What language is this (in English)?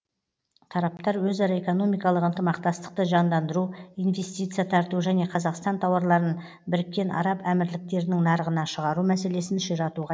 Kazakh